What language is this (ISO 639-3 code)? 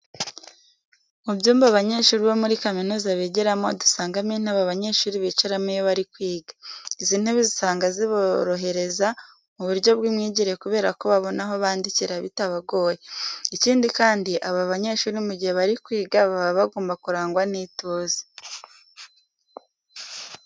kin